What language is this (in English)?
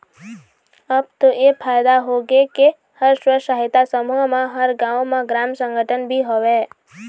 Chhattisgarhi